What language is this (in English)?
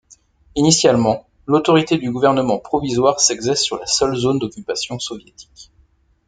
French